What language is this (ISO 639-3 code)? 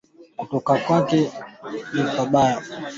swa